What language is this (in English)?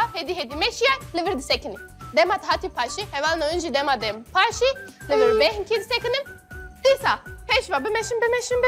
Turkish